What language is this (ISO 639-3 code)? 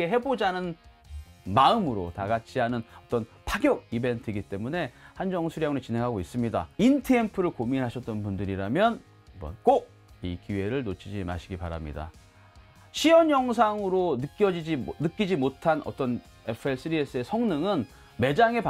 kor